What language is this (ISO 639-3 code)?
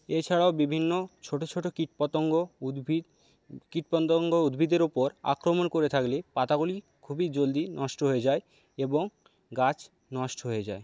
ben